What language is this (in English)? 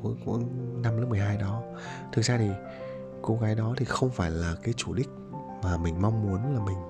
Vietnamese